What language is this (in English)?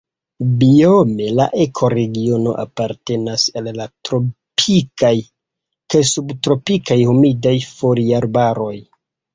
Esperanto